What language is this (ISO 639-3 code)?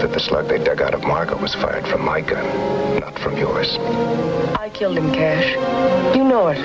eng